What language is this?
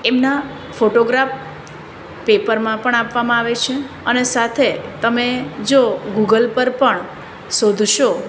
Gujarati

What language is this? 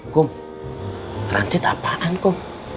Indonesian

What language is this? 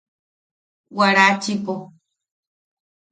Yaqui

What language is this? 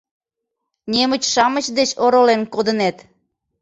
Mari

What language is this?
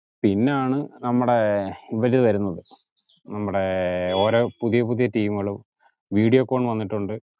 Malayalam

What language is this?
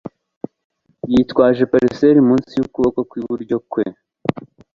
Kinyarwanda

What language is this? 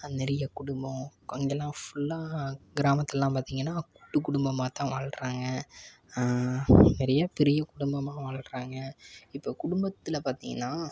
Tamil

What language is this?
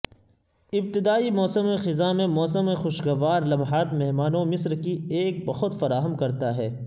Urdu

